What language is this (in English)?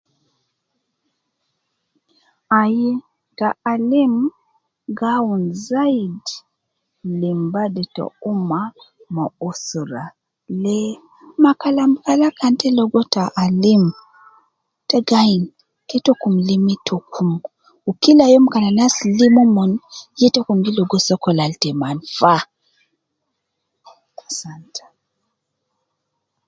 Nubi